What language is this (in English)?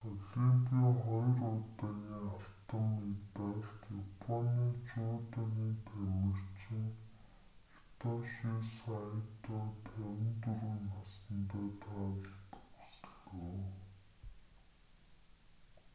Mongolian